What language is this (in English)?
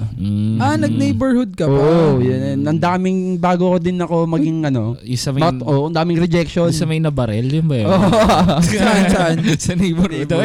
Filipino